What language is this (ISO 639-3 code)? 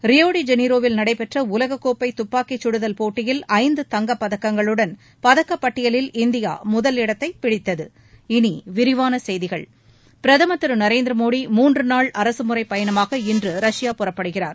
tam